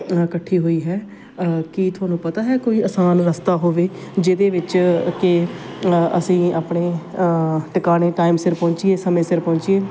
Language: Punjabi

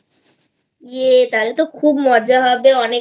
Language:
Bangla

